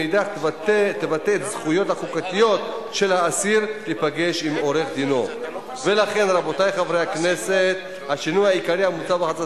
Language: Hebrew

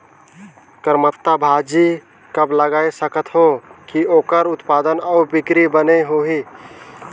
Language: Chhattisgarhi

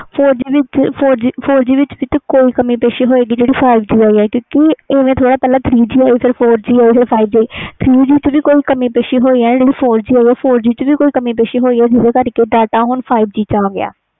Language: Punjabi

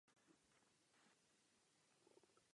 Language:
Czech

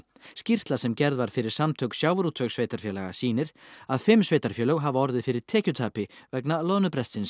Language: Icelandic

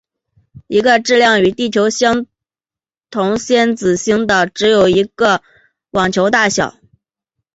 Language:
Chinese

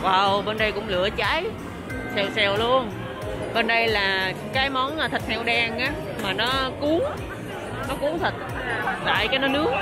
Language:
Vietnamese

